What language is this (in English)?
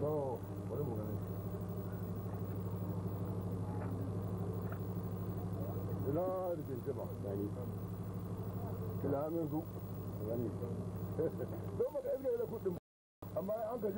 Arabic